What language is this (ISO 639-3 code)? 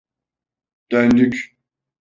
tur